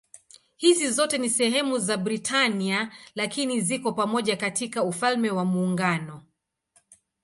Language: Swahili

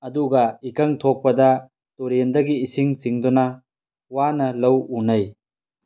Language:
Manipuri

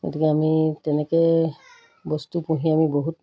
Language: Assamese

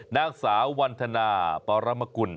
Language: Thai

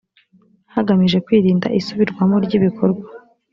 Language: Kinyarwanda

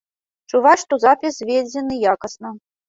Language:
Belarusian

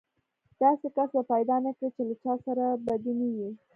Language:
Pashto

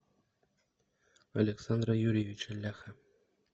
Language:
Russian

